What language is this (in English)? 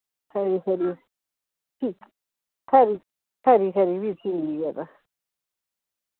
Dogri